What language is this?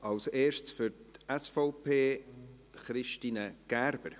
Swiss German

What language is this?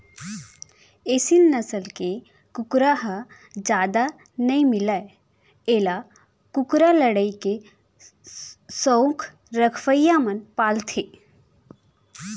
Chhattisgarhi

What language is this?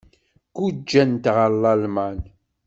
Kabyle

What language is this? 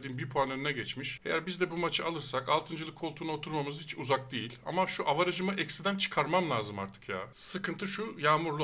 Turkish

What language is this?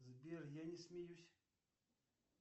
Russian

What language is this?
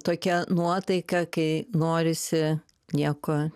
Lithuanian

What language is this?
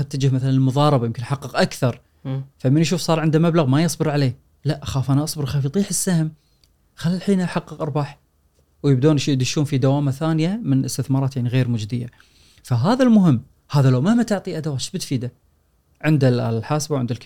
Arabic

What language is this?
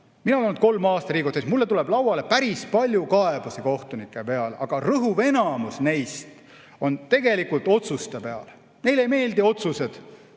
Estonian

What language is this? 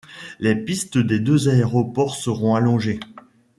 French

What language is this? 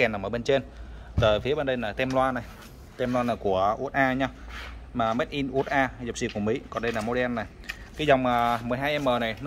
Vietnamese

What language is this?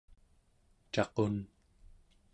Central Yupik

